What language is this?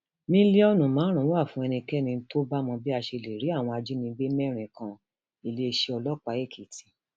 Yoruba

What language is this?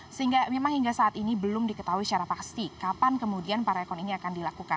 Indonesian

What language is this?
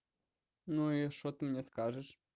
Russian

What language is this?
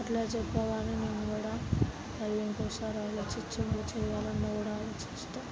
Telugu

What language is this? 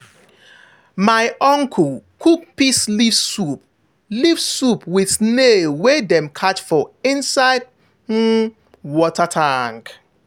Nigerian Pidgin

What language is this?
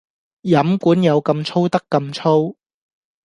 Cantonese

